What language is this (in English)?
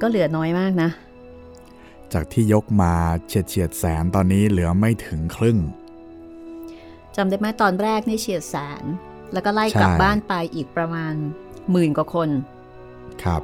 Thai